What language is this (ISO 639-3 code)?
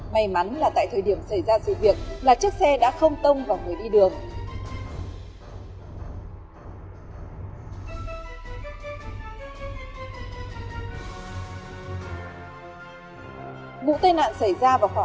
vie